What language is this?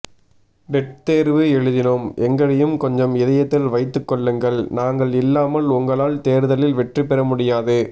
Tamil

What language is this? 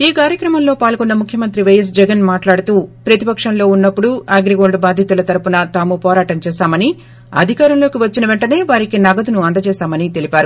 Telugu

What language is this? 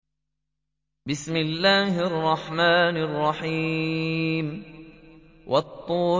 Arabic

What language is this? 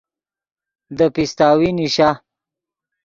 Yidgha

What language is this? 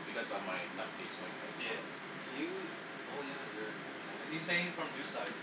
English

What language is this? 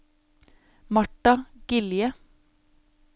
Norwegian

